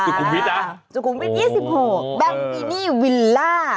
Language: Thai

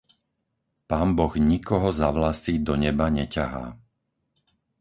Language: Slovak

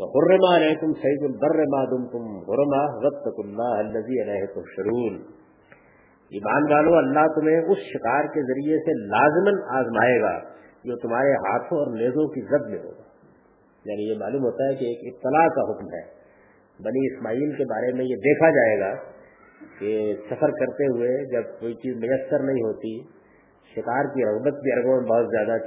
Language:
Urdu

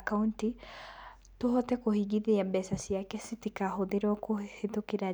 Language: Kikuyu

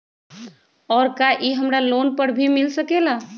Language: Magahi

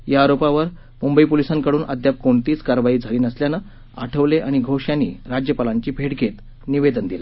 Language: Marathi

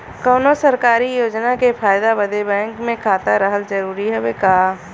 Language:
Bhojpuri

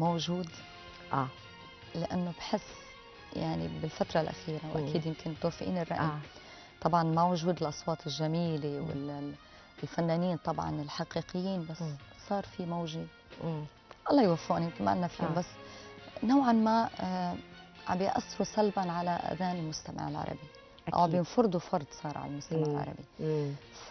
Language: Arabic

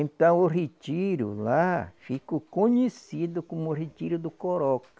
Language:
Portuguese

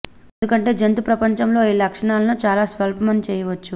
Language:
Telugu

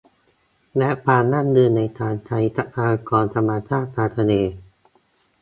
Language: Thai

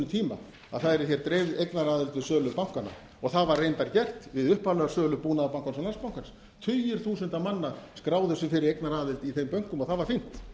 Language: Icelandic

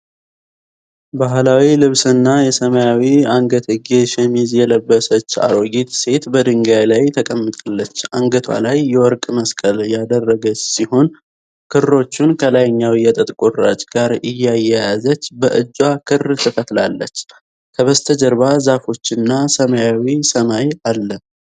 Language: Amharic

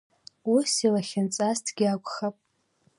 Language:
Abkhazian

